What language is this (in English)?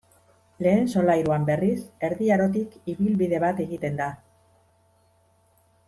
Basque